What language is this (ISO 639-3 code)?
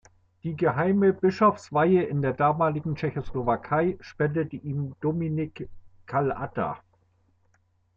deu